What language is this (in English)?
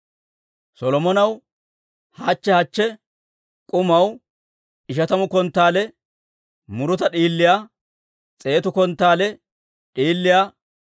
Dawro